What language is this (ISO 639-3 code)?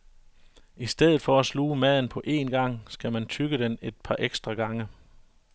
dan